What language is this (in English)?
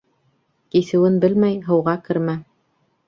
Bashkir